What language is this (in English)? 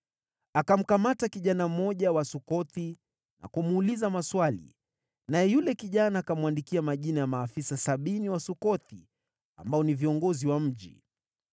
Swahili